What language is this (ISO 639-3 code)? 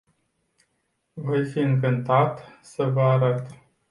ron